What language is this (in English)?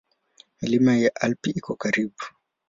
Swahili